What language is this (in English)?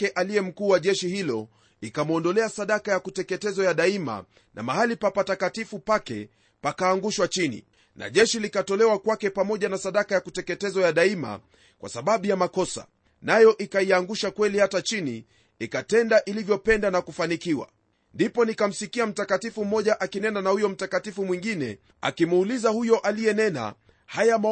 Swahili